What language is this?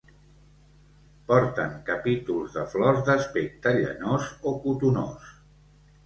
Catalan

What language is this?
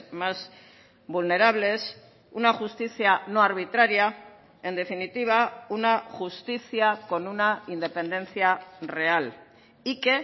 Spanish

